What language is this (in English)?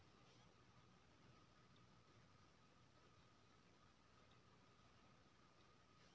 Maithili